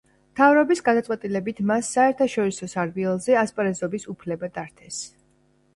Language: Georgian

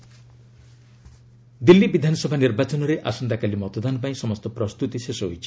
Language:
Odia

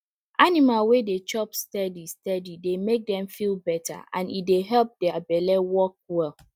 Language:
Nigerian Pidgin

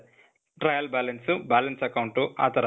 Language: Kannada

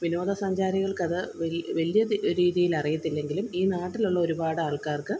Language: Malayalam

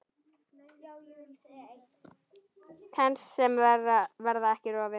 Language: Icelandic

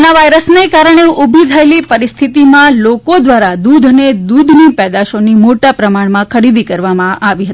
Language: Gujarati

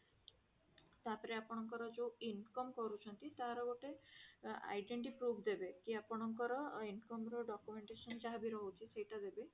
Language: Odia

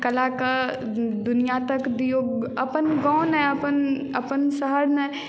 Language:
Maithili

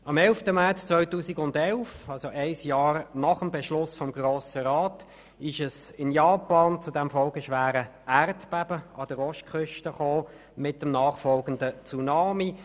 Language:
Swiss German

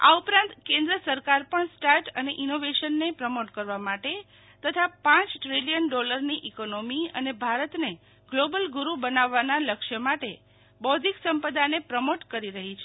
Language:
Gujarati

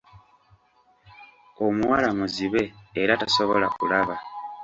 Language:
Ganda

